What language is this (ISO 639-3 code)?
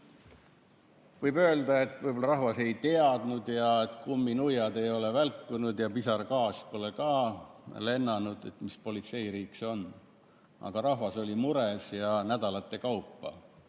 est